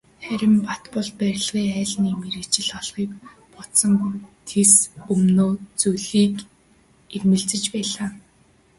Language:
Mongolian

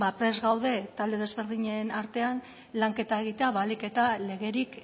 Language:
Basque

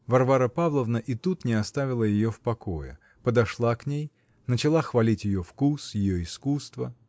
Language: Russian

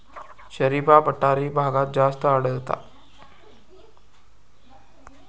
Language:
Marathi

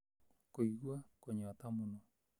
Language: Kikuyu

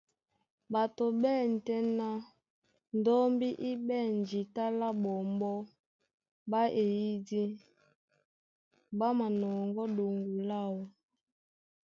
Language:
Duala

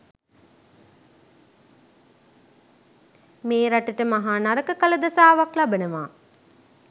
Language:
Sinhala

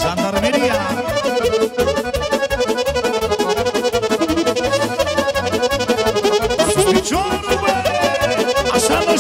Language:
Romanian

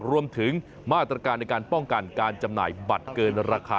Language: Thai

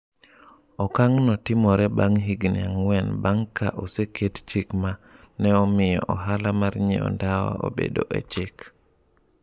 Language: Luo (Kenya and Tanzania)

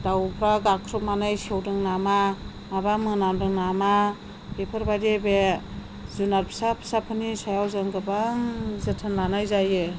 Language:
Bodo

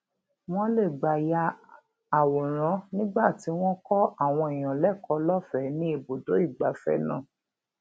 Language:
Yoruba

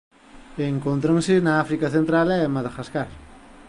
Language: Galician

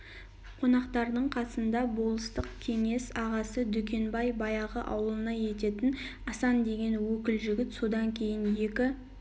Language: Kazakh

